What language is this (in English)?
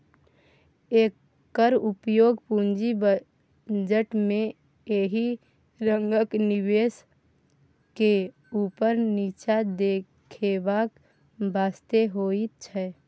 Maithili